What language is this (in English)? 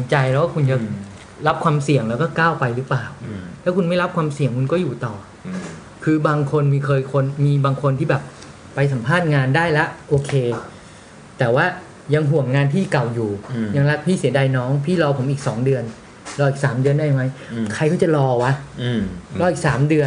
Thai